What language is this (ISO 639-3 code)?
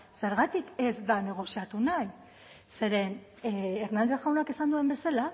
eus